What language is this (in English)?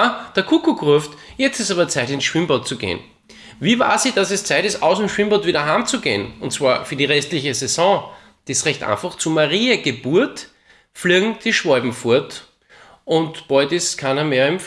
German